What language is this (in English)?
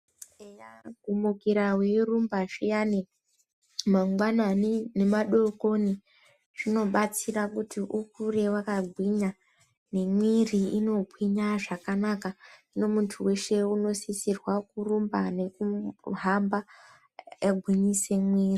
Ndau